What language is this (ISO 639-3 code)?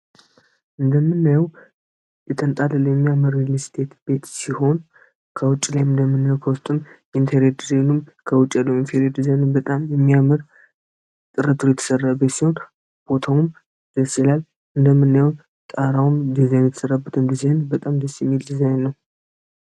amh